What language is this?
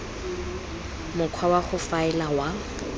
Tswana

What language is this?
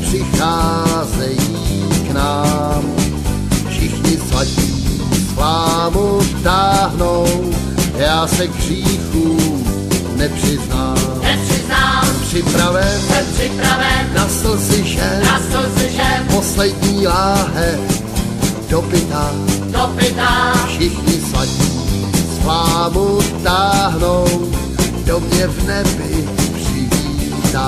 Czech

